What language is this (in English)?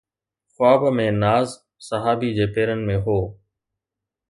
Sindhi